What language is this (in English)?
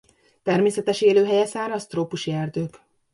Hungarian